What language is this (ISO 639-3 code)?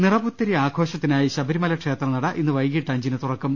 mal